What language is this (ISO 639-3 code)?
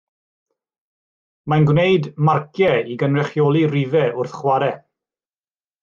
cym